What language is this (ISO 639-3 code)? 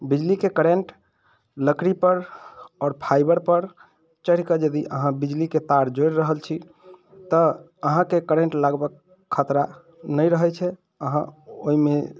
mai